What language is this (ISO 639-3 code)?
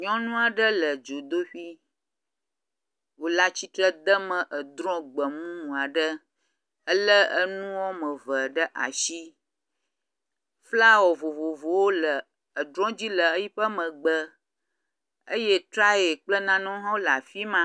ewe